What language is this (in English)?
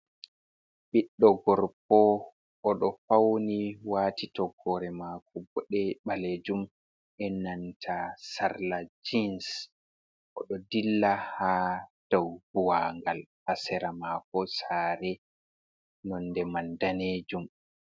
Fula